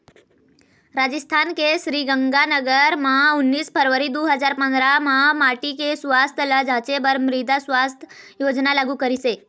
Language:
Chhattisgarhi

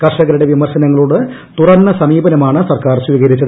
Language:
Malayalam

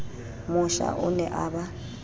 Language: Southern Sotho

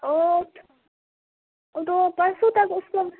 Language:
Urdu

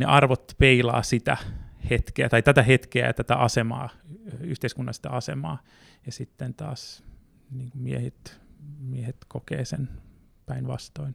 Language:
Finnish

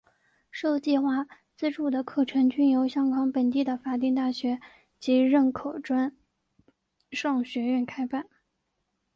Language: Chinese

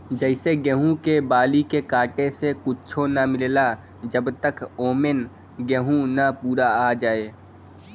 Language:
Bhojpuri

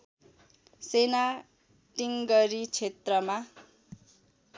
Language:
Nepali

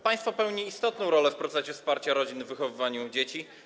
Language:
Polish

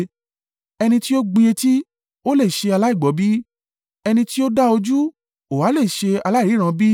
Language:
Yoruba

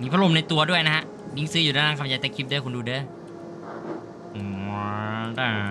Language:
Thai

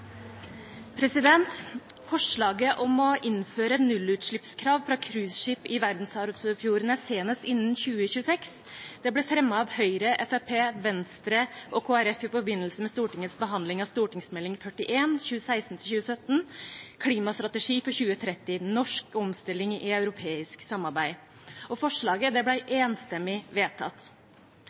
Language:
Norwegian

